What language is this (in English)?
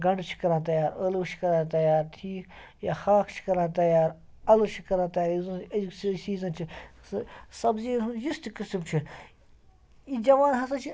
Kashmiri